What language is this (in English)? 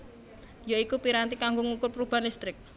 Javanese